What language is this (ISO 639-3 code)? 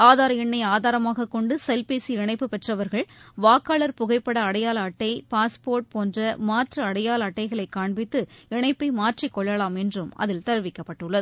tam